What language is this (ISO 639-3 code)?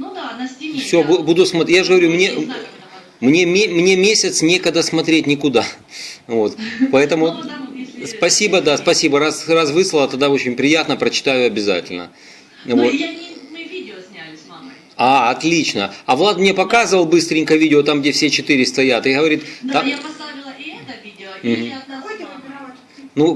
rus